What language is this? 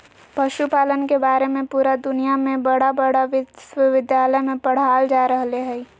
Magahi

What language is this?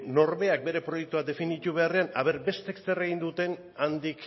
Basque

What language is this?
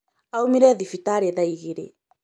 Kikuyu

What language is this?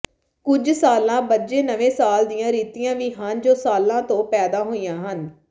Punjabi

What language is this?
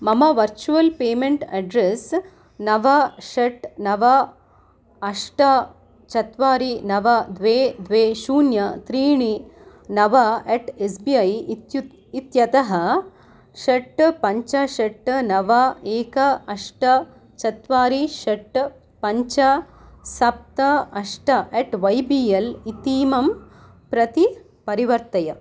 Sanskrit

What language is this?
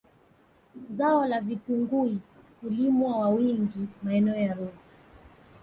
Swahili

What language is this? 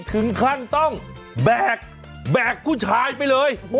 Thai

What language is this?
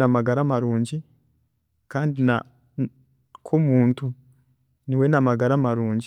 Chiga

